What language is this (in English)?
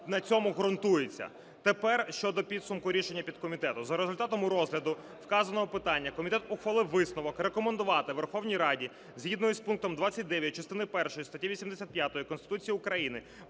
Ukrainian